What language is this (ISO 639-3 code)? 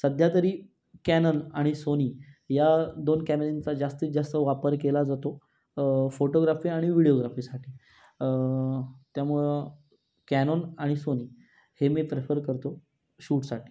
mar